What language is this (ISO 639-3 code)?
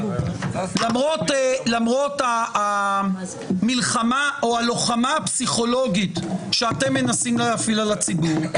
heb